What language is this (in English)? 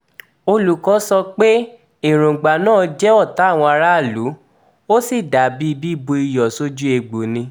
Yoruba